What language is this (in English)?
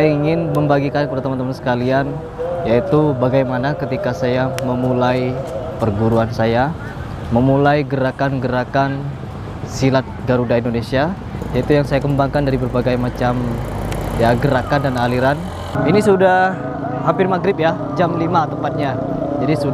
Indonesian